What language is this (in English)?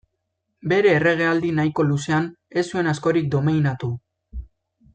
Basque